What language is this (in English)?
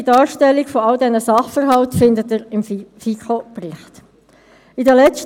Swiss German